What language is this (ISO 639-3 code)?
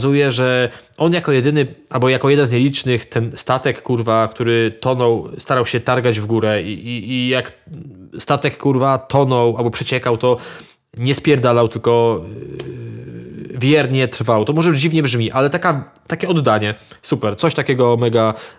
pol